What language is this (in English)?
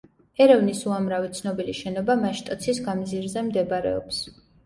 Georgian